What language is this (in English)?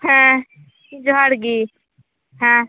Santali